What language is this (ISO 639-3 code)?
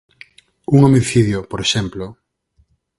glg